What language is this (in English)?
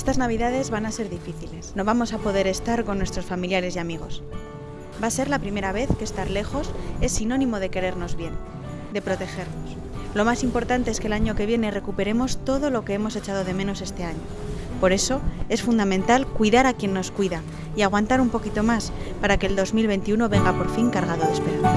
Spanish